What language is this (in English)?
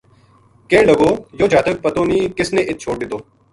Gujari